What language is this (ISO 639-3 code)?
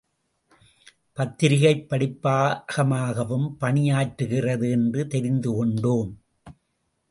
tam